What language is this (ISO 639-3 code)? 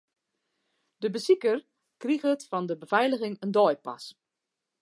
fry